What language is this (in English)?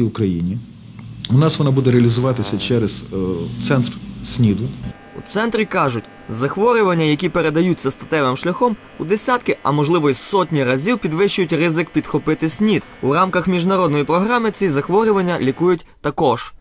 Ukrainian